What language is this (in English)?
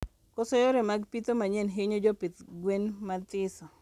Luo (Kenya and Tanzania)